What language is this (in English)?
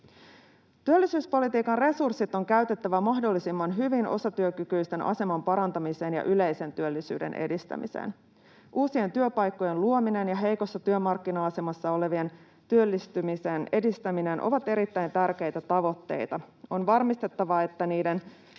Finnish